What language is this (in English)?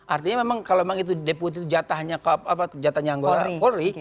Indonesian